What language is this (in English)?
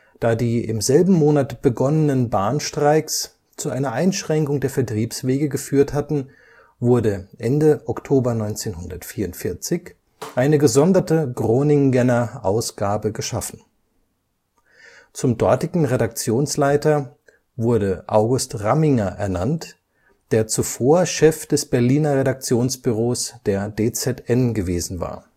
German